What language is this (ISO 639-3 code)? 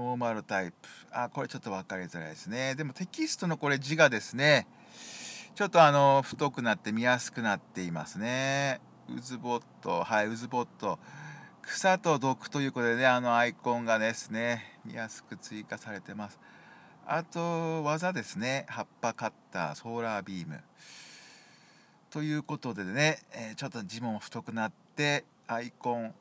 jpn